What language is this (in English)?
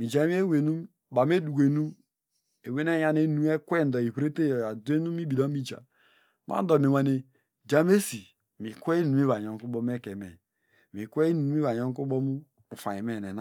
Degema